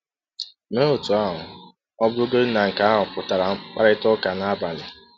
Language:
Igbo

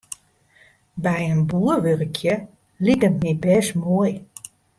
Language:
Western Frisian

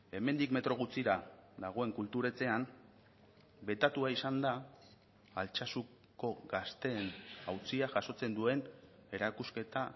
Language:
Basque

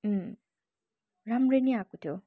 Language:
Nepali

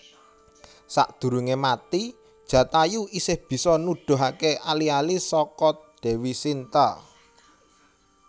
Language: Javanese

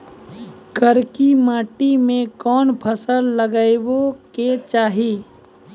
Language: Maithili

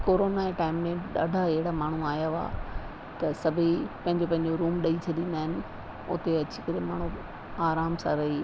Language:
Sindhi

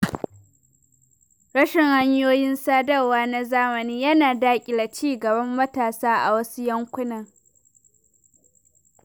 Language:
Hausa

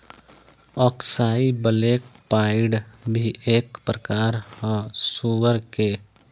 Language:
Bhojpuri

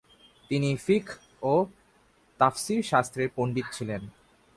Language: Bangla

